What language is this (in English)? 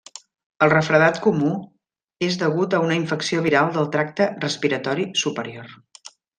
Catalan